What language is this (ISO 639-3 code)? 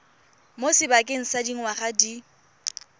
tsn